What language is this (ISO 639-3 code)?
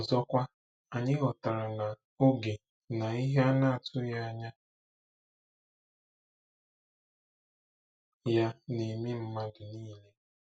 ibo